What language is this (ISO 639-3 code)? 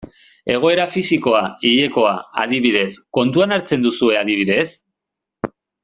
eus